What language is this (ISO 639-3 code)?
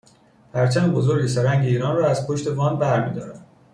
fas